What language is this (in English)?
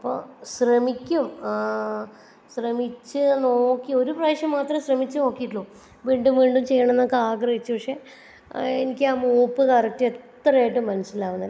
Malayalam